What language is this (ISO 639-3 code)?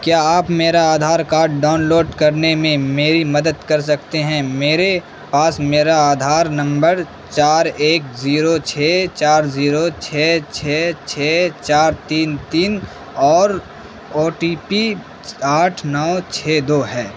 urd